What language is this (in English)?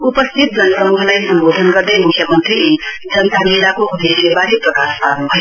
Nepali